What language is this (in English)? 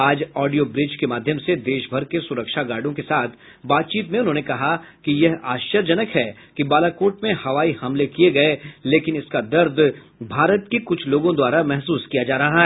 Hindi